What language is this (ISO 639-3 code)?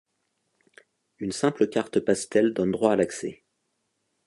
fra